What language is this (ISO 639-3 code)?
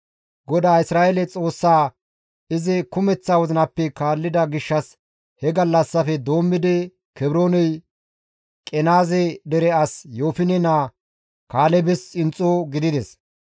gmv